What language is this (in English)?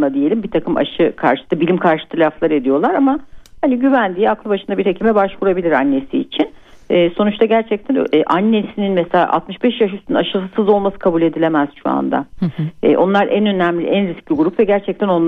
Turkish